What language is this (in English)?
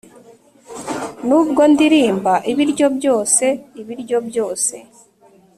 Kinyarwanda